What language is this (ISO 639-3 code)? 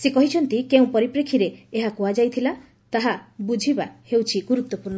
ori